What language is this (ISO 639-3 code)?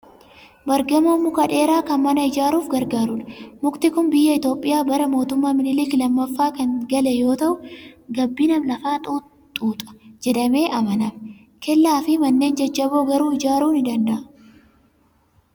orm